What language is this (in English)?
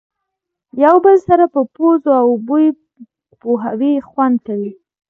Pashto